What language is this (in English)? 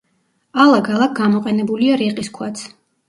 Georgian